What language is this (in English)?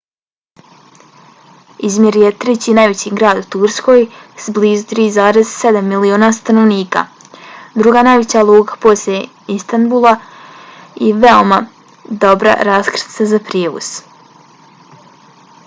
Bosnian